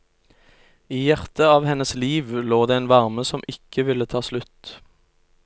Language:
Norwegian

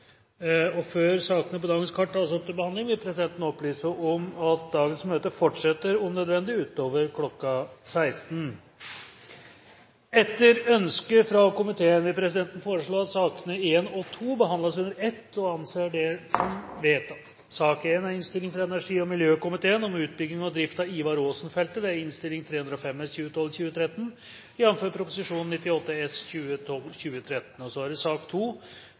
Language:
Norwegian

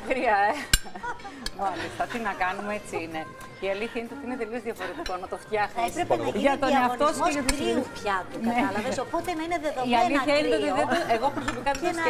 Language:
Greek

